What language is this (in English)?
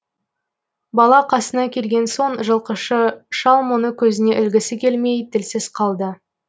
Kazakh